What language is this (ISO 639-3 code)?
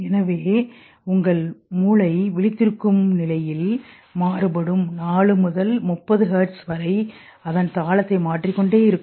tam